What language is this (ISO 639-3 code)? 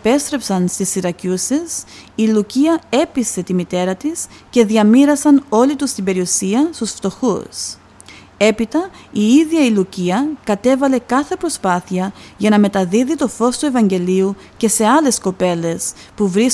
ell